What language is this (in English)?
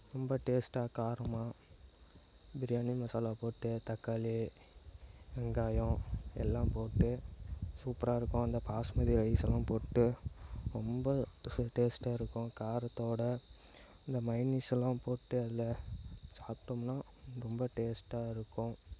Tamil